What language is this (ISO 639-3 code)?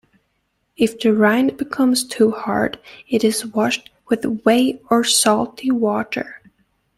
eng